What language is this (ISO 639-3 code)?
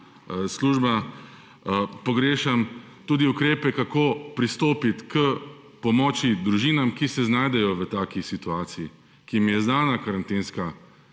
slv